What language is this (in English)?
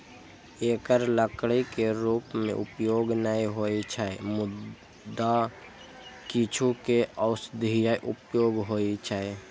Maithili